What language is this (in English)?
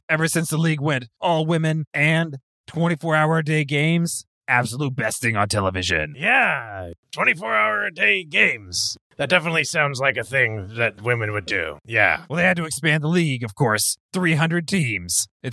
English